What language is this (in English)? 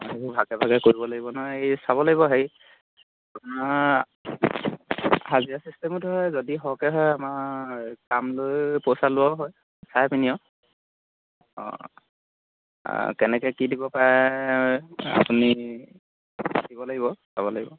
Assamese